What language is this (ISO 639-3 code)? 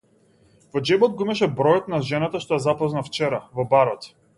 mkd